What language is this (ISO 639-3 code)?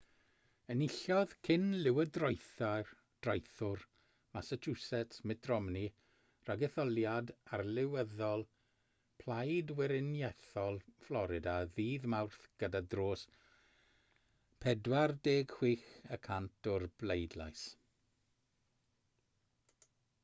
cym